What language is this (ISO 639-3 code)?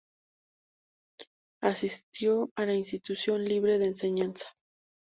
spa